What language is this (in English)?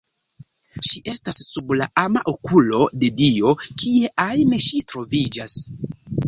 Esperanto